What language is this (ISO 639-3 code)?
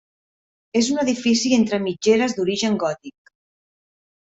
cat